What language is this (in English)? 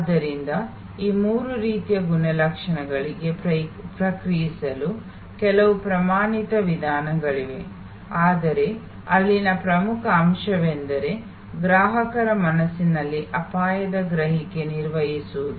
Kannada